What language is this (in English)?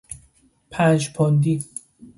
Persian